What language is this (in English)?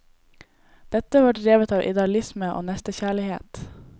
Norwegian